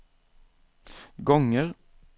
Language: Swedish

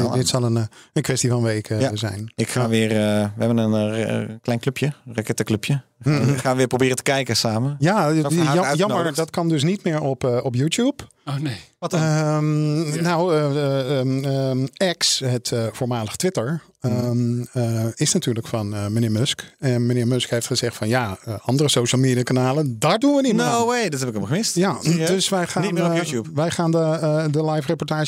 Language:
Dutch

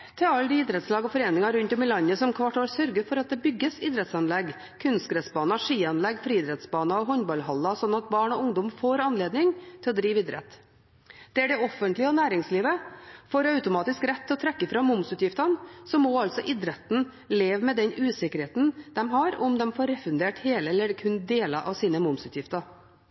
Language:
Norwegian Bokmål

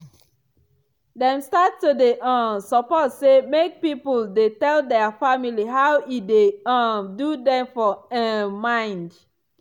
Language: Nigerian Pidgin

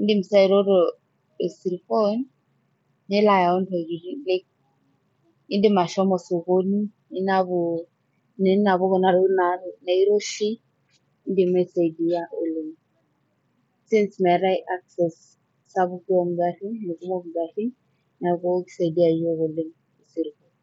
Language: Masai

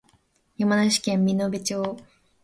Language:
Japanese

